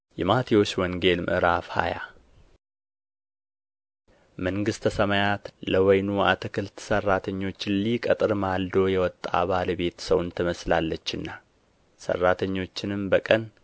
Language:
Amharic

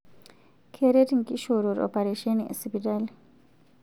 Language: Masai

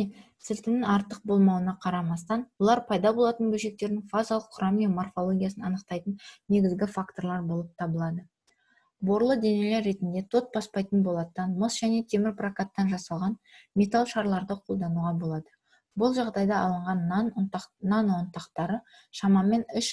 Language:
Russian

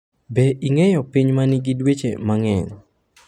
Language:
Luo (Kenya and Tanzania)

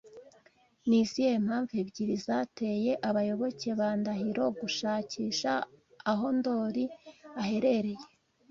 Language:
Kinyarwanda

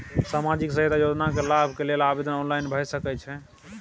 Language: Maithili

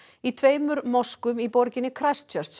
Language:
Icelandic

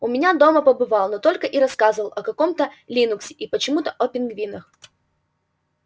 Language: Russian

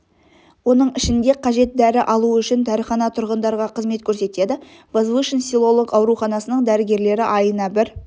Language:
Kazakh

